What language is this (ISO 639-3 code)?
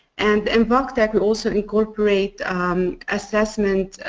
eng